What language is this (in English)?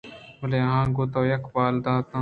Eastern Balochi